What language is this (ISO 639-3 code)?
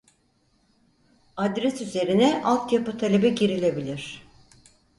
tur